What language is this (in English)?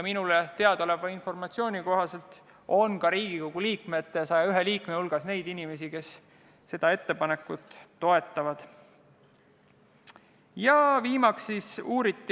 Estonian